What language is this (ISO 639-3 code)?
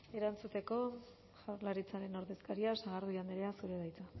eus